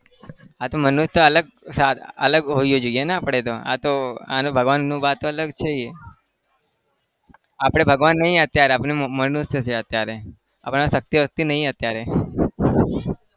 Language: Gujarati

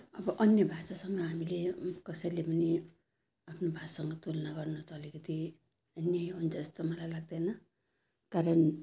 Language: Nepali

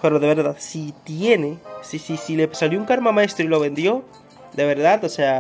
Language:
Spanish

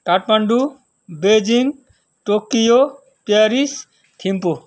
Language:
Nepali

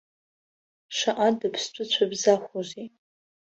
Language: Abkhazian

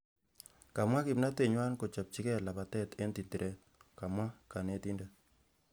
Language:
Kalenjin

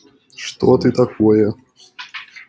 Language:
Russian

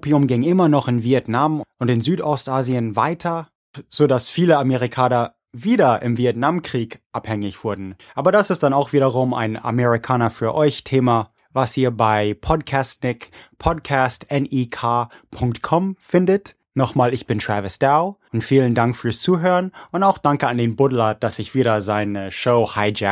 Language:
German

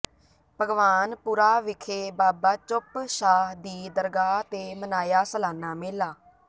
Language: Punjabi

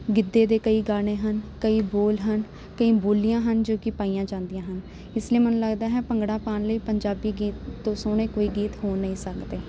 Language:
Punjabi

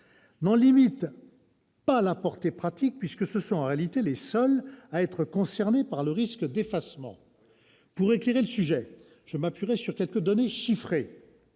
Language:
French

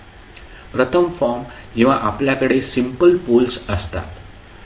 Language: Marathi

